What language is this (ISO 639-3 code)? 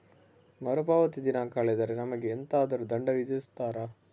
kan